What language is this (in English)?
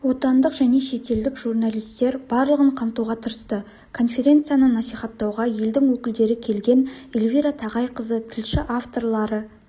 Kazakh